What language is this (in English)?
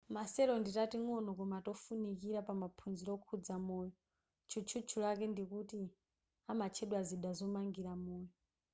Nyanja